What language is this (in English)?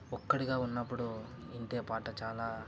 Telugu